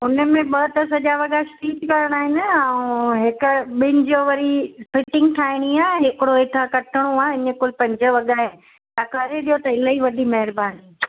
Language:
Sindhi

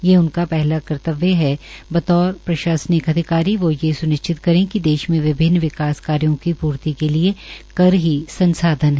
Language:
Hindi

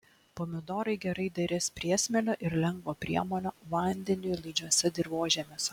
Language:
Lithuanian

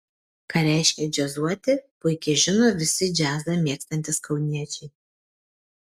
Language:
Lithuanian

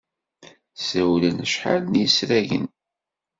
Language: Kabyle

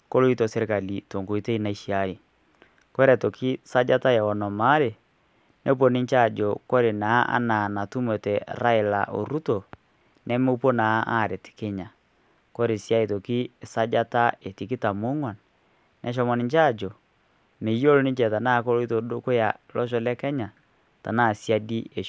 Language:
Masai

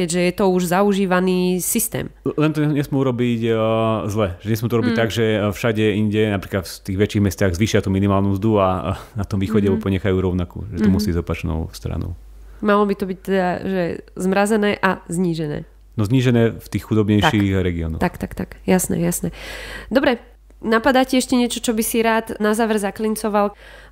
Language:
Slovak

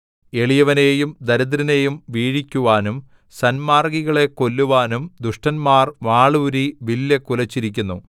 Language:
Malayalam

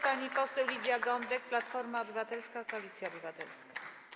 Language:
Polish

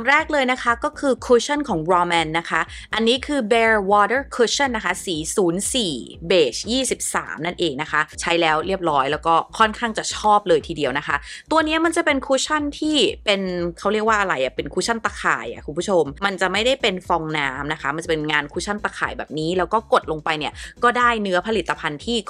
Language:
Thai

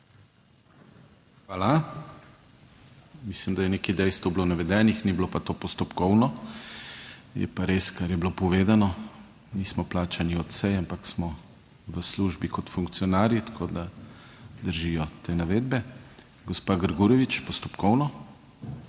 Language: Slovenian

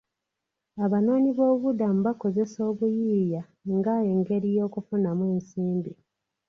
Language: Ganda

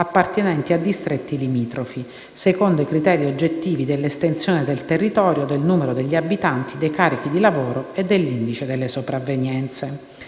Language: Italian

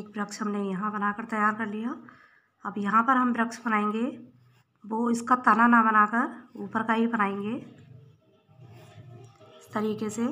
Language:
Hindi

